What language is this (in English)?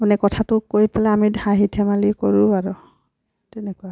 Assamese